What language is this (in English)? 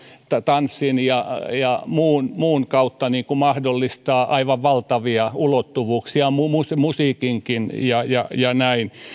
Finnish